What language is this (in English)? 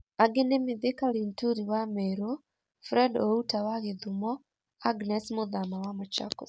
Kikuyu